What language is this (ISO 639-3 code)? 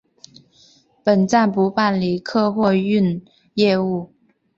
zho